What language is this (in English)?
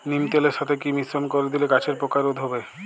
Bangla